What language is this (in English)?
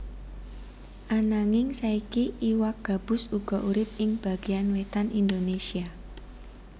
Javanese